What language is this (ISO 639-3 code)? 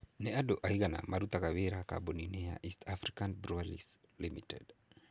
kik